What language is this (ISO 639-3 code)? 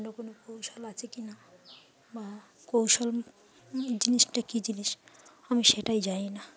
ben